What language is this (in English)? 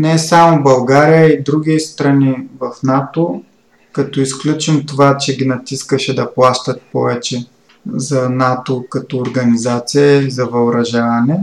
Bulgarian